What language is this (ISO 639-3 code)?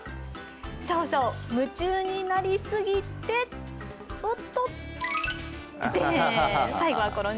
jpn